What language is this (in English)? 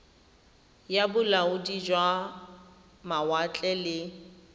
Tswana